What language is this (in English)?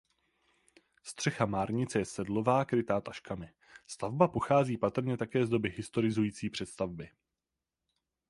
Czech